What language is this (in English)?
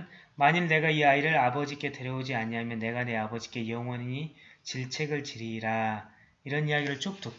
Korean